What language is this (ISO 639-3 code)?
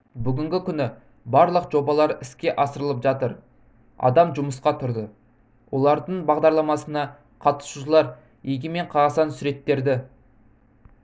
kaz